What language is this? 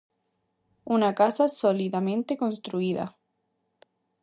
Galician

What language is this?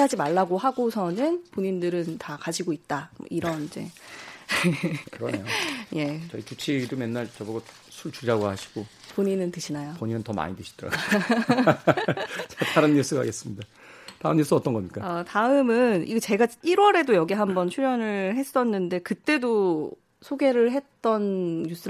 Korean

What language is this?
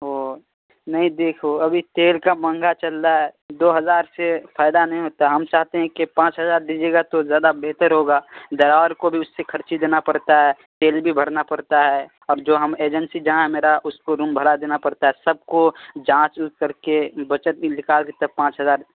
Urdu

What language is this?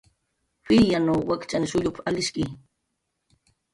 Jaqaru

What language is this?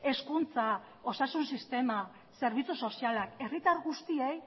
Basque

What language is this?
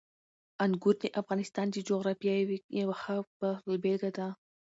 Pashto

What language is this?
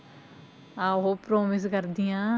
Punjabi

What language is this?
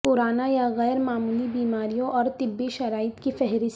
Urdu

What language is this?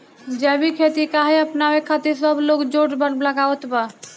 Bhojpuri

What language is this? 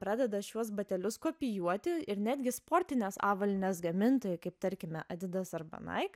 Lithuanian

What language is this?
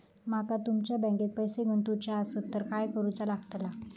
Marathi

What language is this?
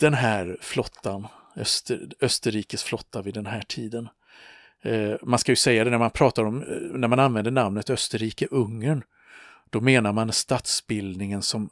Swedish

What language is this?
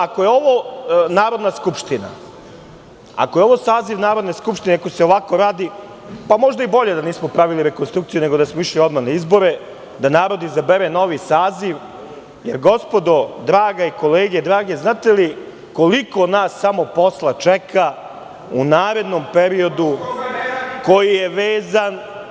Serbian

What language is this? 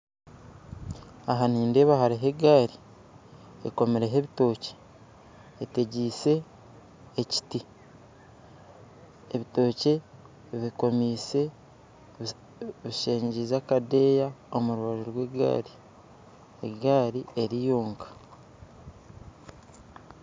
Nyankole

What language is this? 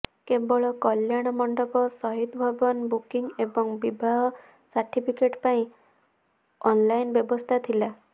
Odia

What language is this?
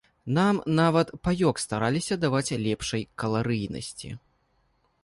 Belarusian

